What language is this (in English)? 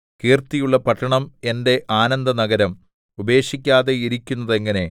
Malayalam